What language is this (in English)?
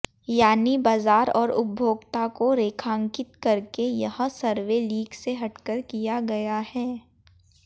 Hindi